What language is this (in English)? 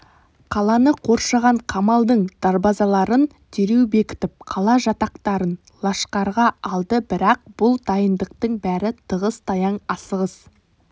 Kazakh